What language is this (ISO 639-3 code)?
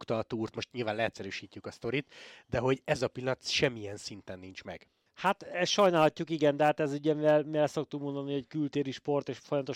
hun